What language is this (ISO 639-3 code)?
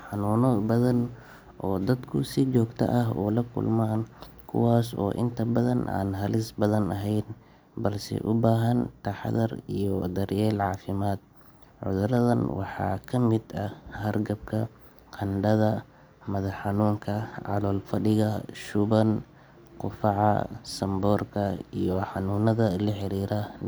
som